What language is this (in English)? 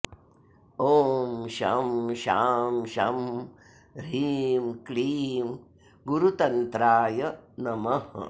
Sanskrit